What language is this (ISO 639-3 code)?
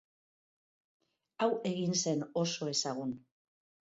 eus